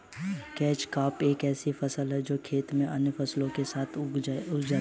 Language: Hindi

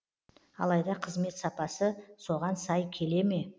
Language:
Kazakh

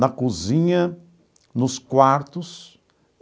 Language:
Portuguese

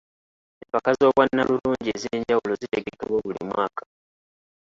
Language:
Ganda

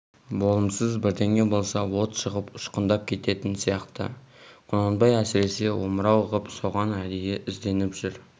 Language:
Kazakh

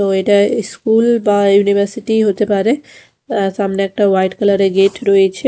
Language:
Bangla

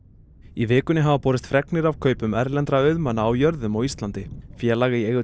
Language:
Icelandic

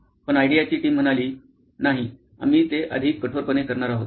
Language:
Marathi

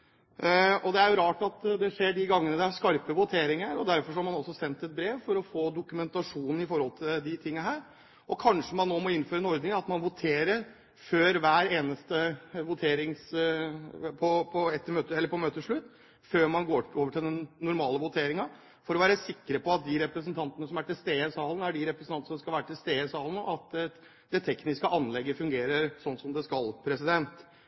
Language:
Norwegian Bokmål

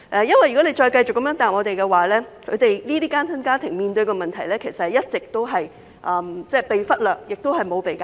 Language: Cantonese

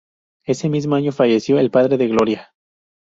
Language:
Spanish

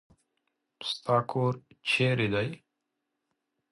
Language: Pashto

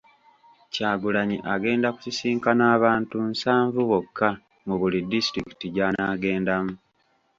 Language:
Ganda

